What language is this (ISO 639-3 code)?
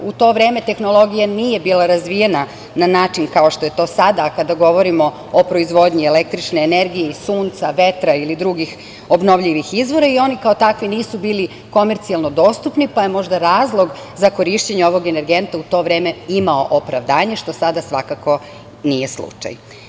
srp